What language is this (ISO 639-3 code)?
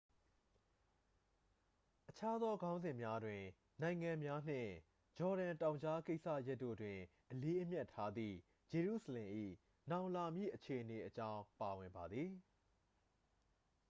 mya